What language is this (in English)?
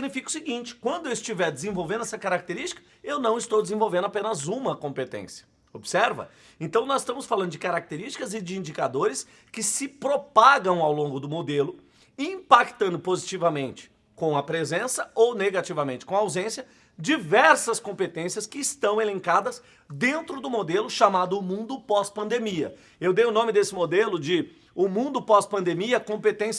Portuguese